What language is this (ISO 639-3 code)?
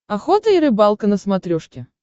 rus